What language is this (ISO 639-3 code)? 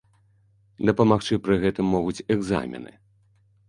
bel